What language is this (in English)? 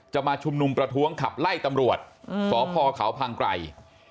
Thai